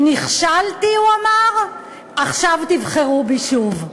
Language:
Hebrew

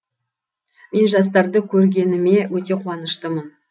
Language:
Kazakh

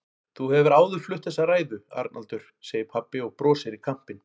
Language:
Icelandic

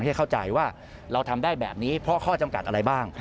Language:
Thai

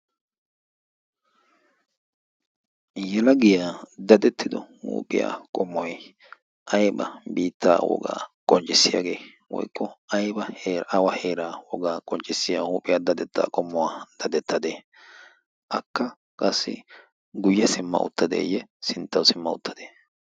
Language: Wolaytta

